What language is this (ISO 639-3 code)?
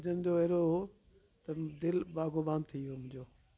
snd